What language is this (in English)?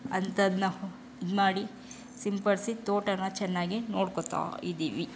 Kannada